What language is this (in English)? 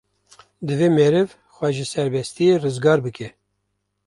Kurdish